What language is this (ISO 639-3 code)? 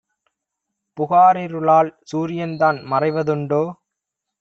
tam